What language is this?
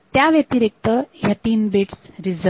Marathi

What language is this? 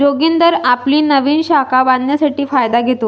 Marathi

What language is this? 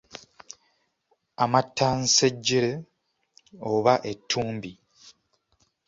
Ganda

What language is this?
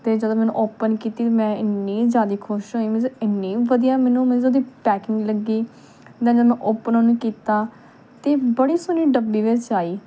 Punjabi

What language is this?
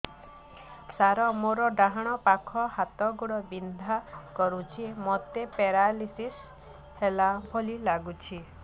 Odia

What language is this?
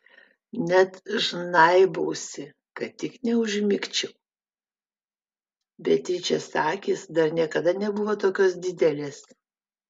Lithuanian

